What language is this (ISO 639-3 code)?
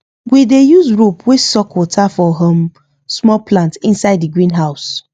pcm